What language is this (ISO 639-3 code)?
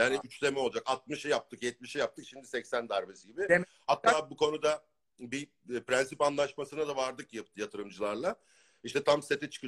tur